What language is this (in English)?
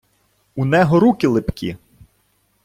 Ukrainian